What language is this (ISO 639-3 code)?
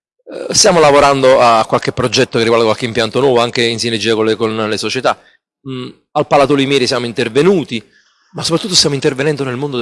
ita